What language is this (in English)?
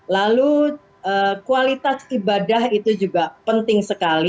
Indonesian